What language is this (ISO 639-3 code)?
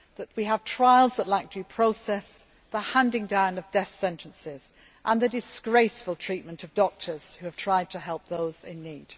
eng